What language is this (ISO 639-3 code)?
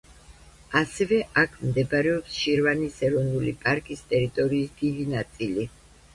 kat